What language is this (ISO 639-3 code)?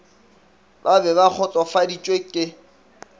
nso